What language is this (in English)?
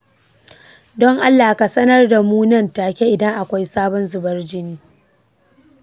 Hausa